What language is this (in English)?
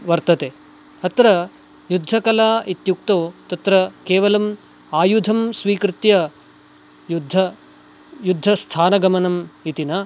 Sanskrit